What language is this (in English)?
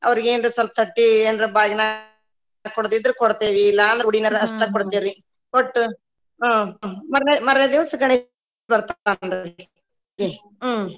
Kannada